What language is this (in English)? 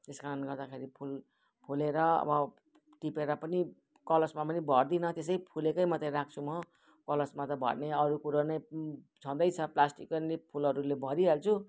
Nepali